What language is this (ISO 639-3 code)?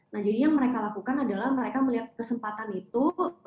ind